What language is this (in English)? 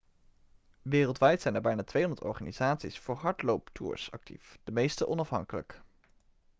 Dutch